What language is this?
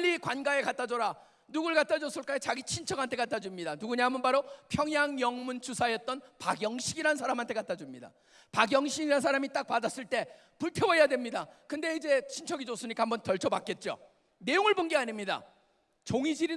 Korean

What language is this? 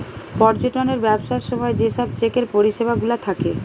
Bangla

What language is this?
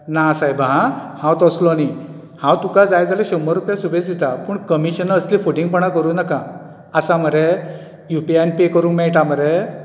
Konkani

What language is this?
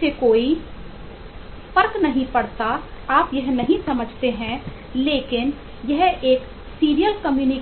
Hindi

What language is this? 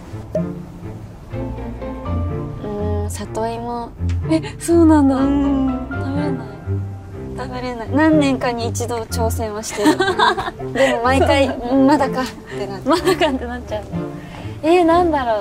Japanese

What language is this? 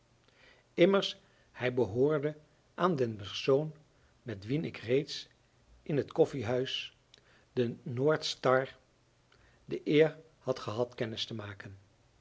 Dutch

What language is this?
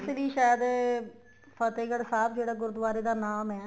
Punjabi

